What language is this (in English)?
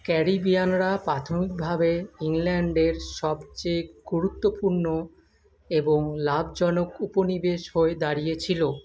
Bangla